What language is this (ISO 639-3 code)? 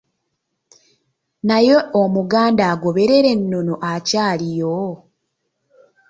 lug